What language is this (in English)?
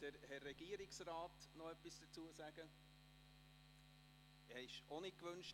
Swiss German